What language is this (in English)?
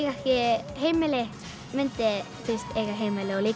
Icelandic